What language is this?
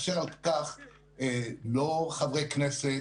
Hebrew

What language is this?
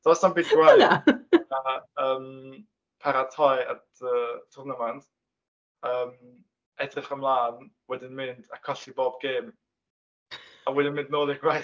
Welsh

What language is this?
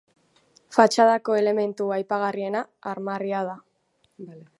Basque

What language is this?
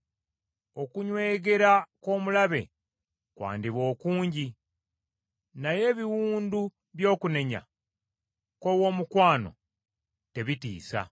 Ganda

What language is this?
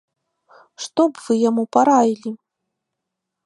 Belarusian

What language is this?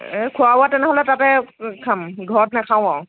Assamese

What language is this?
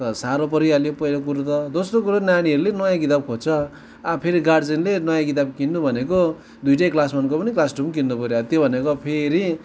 Nepali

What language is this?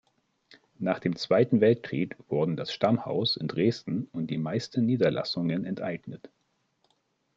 German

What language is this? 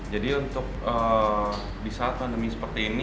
Indonesian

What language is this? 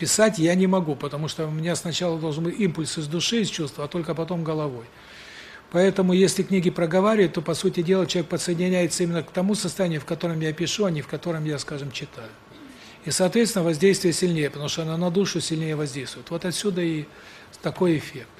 Russian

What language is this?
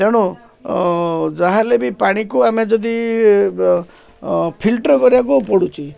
Odia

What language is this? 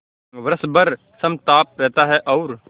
Hindi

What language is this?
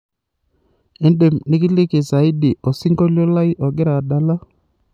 Masai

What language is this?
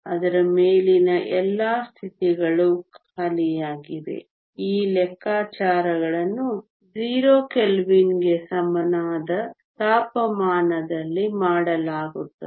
Kannada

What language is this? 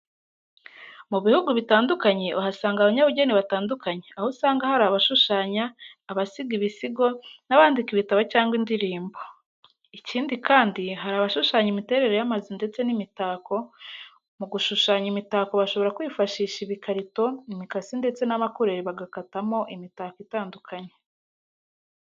Kinyarwanda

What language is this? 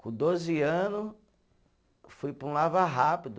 Portuguese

